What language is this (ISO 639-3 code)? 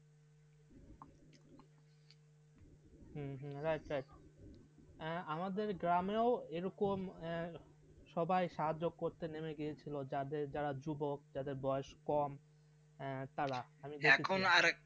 ben